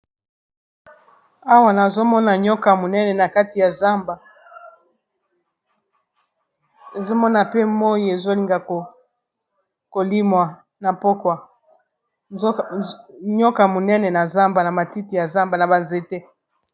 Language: Lingala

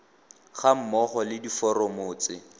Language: Tswana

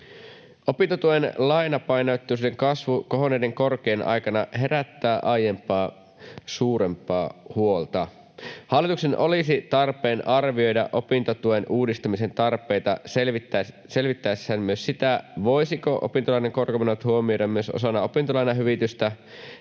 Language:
Finnish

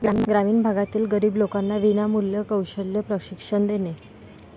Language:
Marathi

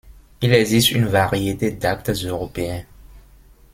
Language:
French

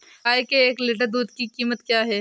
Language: Hindi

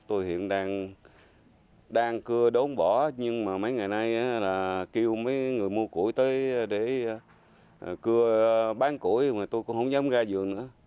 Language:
Vietnamese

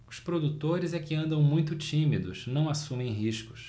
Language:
Portuguese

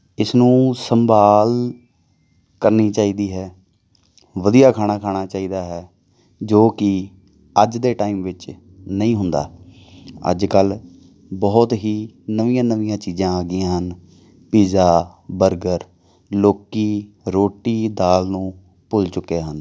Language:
Punjabi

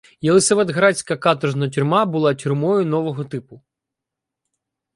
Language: Ukrainian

